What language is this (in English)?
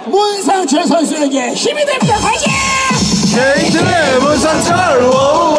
Korean